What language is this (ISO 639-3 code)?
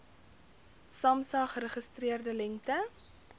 afr